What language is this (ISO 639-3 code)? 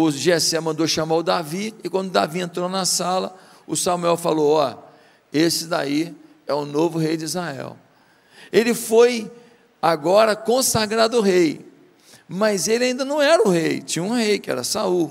por